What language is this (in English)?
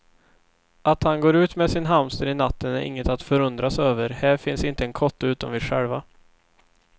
Swedish